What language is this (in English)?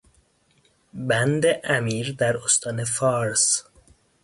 Persian